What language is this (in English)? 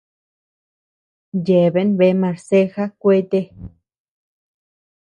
Tepeuxila Cuicatec